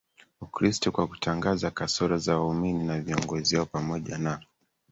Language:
Swahili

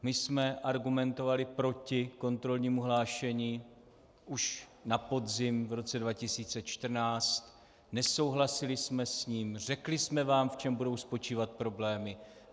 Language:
Czech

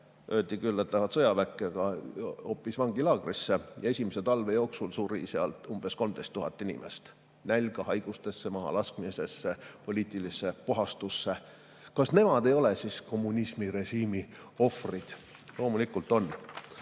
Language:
Estonian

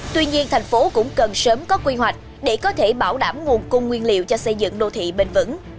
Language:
Vietnamese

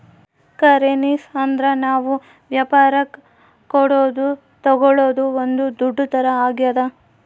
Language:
Kannada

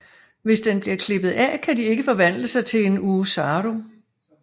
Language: Danish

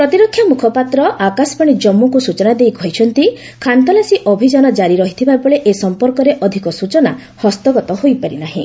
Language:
Odia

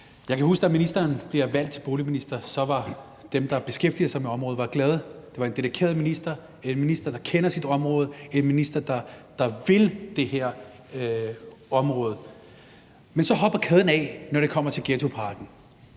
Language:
Danish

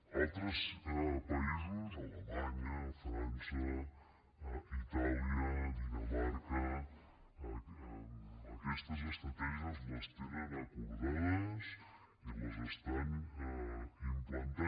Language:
Catalan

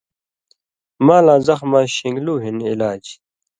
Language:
Indus Kohistani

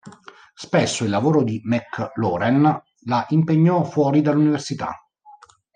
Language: Italian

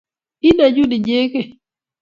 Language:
Kalenjin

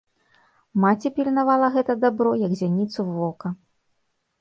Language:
Belarusian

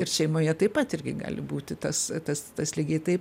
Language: Lithuanian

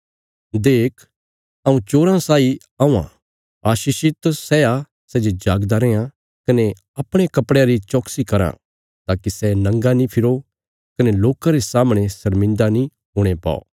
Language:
Bilaspuri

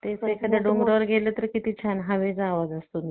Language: Marathi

